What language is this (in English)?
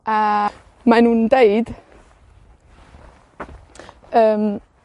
Welsh